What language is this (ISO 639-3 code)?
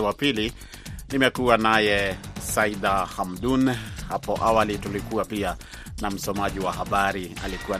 swa